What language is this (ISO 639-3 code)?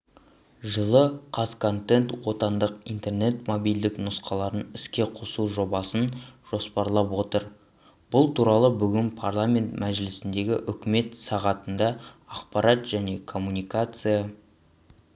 kaz